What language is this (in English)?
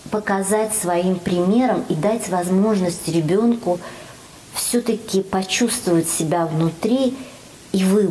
Russian